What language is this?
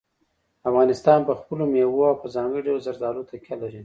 Pashto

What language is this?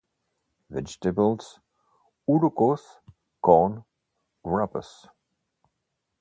English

